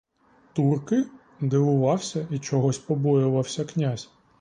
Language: Ukrainian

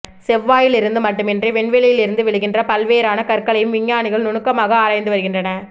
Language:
Tamil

